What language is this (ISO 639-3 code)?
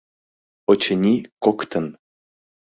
chm